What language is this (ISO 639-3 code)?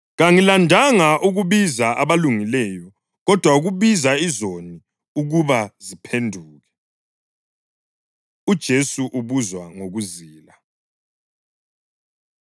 nde